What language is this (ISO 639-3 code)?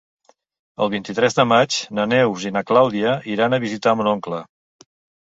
cat